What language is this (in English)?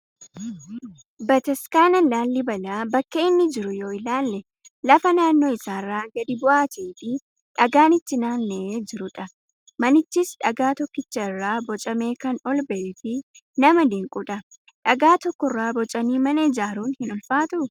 Oromo